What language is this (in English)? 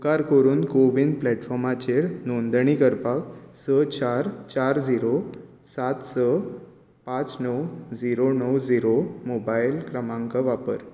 Konkani